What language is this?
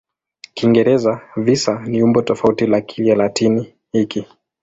Swahili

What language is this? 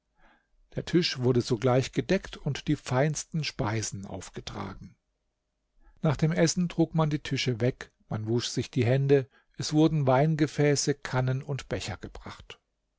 German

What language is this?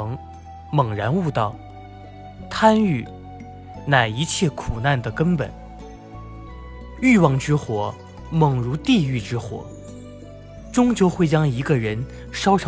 Chinese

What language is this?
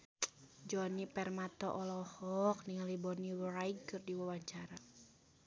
Sundanese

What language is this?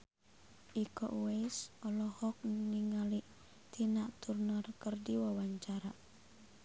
Sundanese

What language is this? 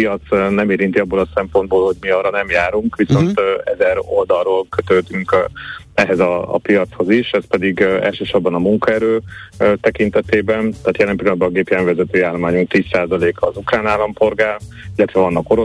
Hungarian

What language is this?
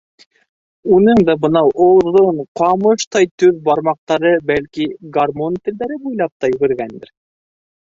Bashkir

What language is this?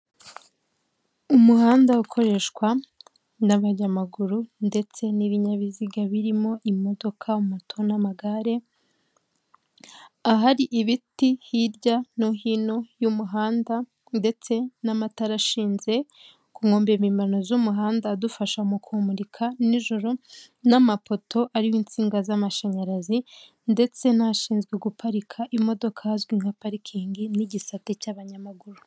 Kinyarwanda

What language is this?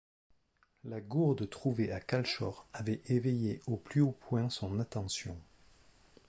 French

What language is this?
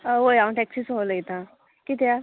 Konkani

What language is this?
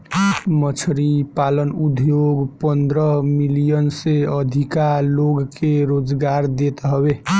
Bhojpuri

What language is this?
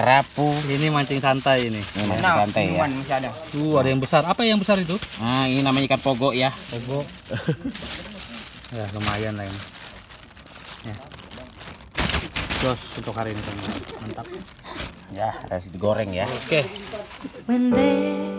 Indonesian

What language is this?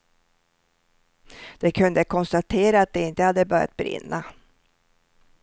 Swedish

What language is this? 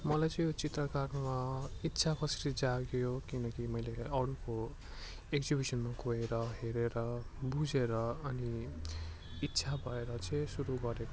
Nepali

